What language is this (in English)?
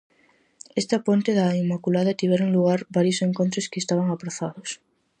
Galician